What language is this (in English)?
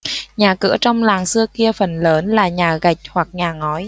Vietnamese